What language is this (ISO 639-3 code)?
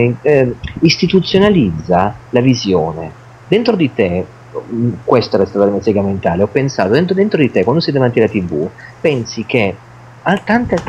ita